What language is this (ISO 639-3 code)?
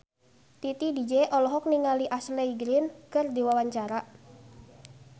sun